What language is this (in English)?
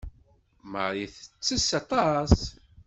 Kabyle